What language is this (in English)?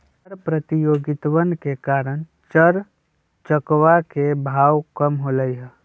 Magahi